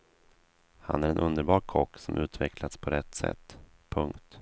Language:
Swedish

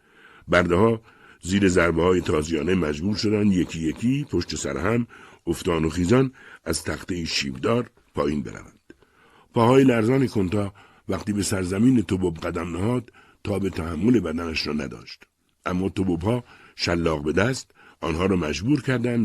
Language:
Persian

